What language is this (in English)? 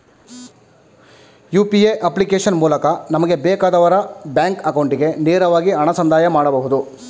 Kannada